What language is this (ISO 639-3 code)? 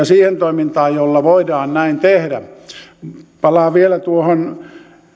fin